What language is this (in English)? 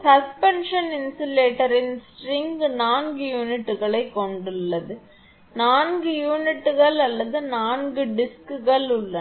Tamil